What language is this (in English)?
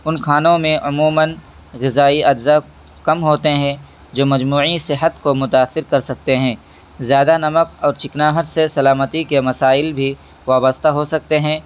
Urdu